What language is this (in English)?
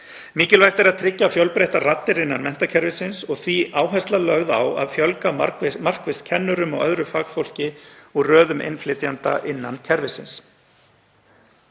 Icelandic